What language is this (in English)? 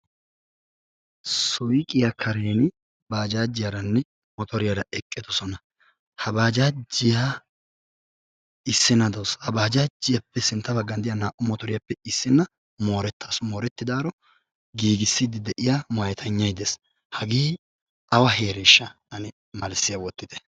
Wolaytta